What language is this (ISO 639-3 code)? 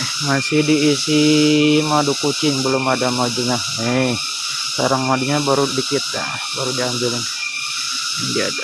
ind